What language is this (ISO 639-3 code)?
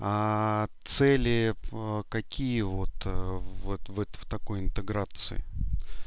rus